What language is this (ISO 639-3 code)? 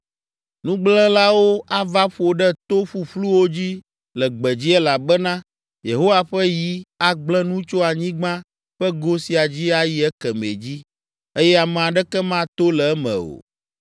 ewe